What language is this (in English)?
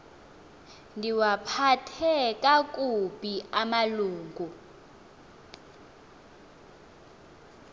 Xhosa